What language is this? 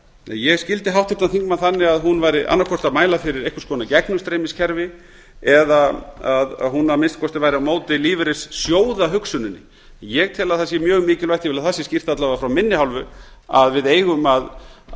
Icelandic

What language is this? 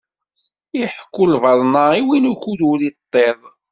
Kabyle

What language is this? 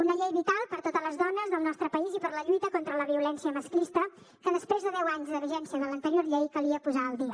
Catalan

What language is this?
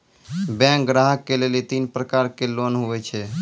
Maithili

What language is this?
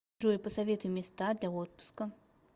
Russian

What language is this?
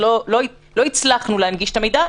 Hebrew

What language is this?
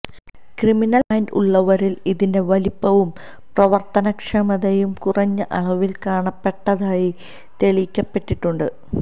Malayalam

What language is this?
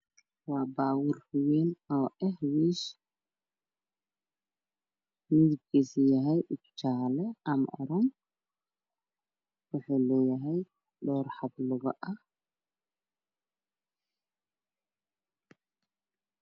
Somali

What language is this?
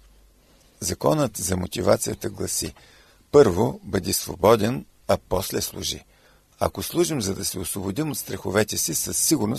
Bulgarian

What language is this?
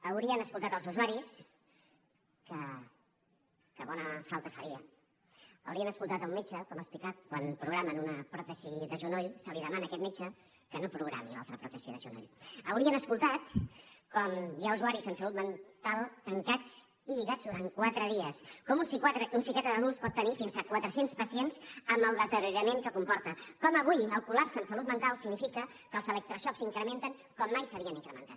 Catalan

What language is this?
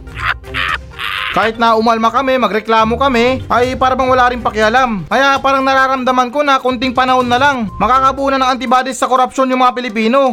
Filipino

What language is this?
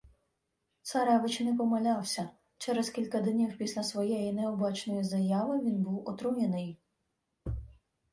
Ukrainian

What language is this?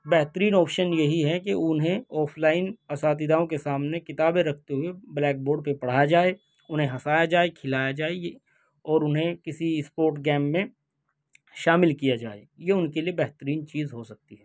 Urdu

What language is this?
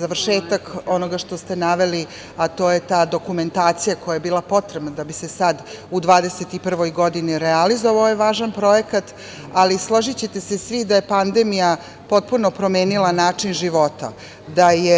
Serbian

